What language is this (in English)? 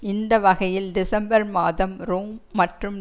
Tamil